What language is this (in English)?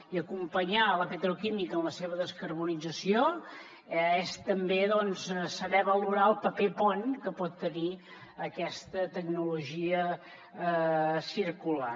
Catalan